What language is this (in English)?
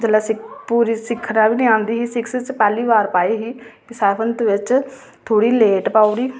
Dogri